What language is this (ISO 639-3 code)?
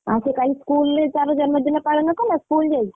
ori